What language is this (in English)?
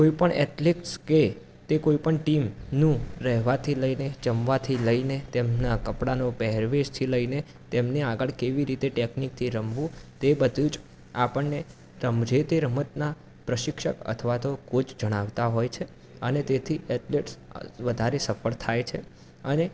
Gujarati